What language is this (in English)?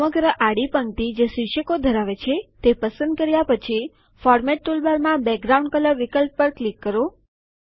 Gujarati